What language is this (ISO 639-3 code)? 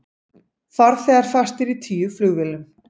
isl